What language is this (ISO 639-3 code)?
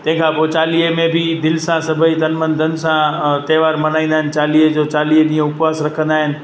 snd